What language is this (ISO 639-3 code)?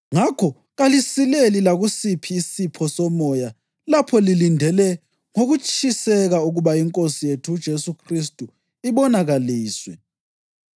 nde